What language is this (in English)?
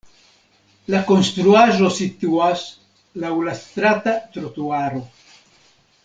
Esperanto